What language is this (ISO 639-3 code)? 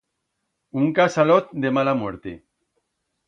arg